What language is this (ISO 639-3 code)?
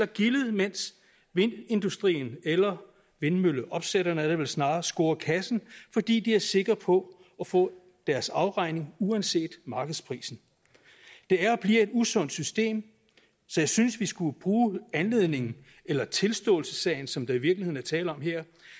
dan